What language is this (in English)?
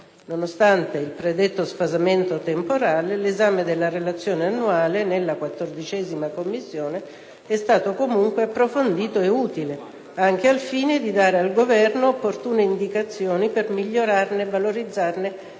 Italian